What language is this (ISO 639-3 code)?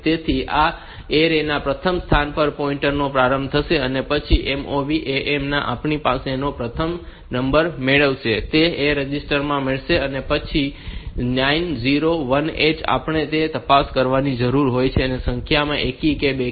guj